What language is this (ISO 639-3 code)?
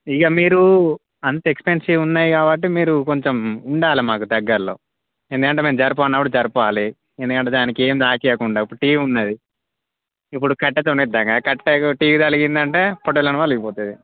tel